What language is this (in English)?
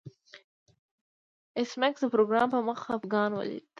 Pashto